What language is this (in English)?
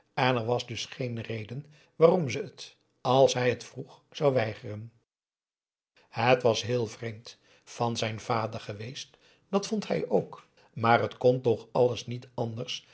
Dutch